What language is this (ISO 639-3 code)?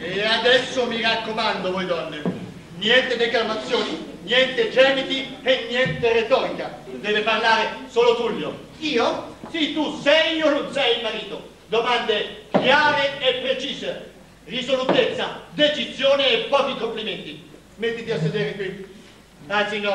ita